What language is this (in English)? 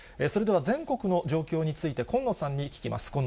Japanese